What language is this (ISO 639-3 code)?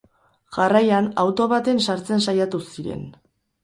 eus